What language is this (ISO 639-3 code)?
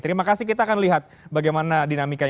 ind